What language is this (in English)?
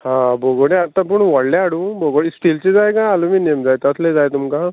Konkani